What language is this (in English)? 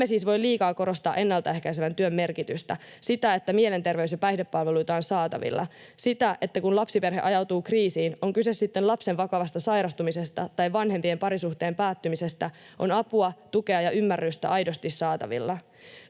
Finnish